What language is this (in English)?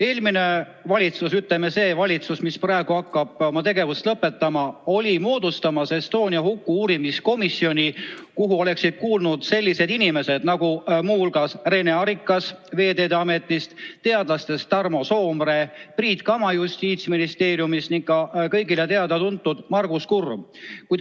Estonian